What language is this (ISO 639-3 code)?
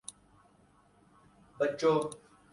urd